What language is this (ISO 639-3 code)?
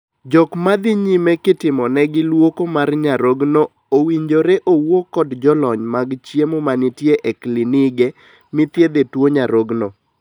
luo